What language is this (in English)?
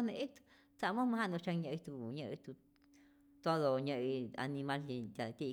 Rayón Zoque